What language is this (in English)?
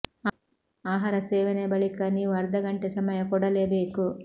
Kannada